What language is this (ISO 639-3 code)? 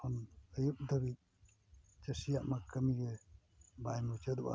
sat